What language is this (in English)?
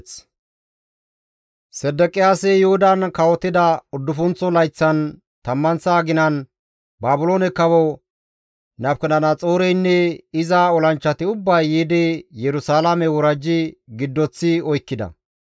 Gamo